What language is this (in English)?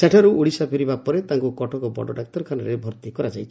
Odia